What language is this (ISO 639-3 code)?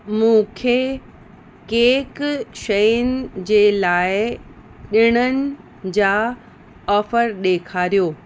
snd